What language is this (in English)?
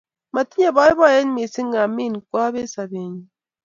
Kalenjin